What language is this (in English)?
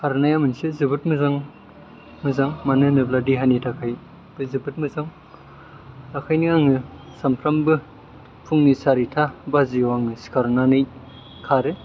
Bodo